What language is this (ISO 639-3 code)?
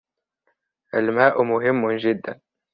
ara